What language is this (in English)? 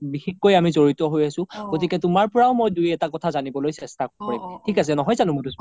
Assamese